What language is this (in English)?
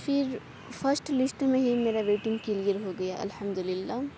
Urdu